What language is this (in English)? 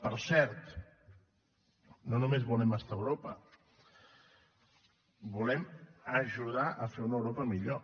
Catalan